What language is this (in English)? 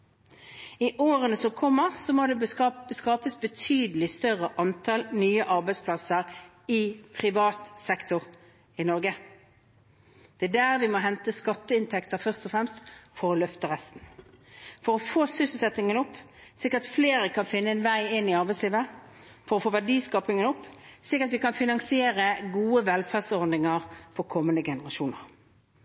Norwegian Bokmål